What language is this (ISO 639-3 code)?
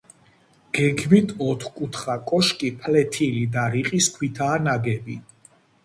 kat